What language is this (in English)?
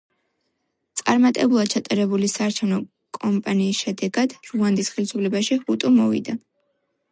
Georgian